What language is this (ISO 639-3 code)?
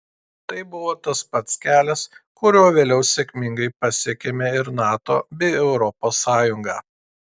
lit